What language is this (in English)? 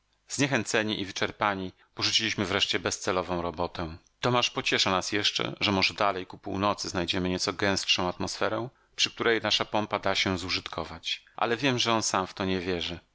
Polish